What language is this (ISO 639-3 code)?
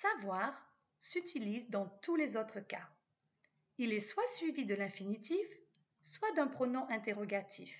fra